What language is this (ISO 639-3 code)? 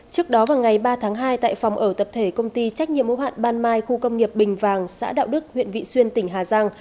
vie